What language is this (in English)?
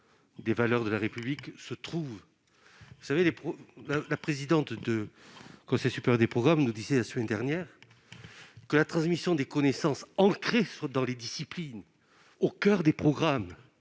French